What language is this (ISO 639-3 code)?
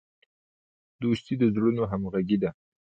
pus